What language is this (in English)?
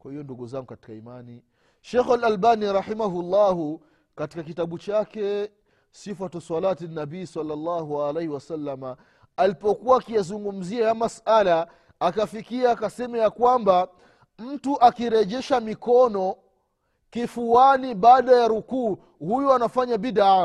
Swahili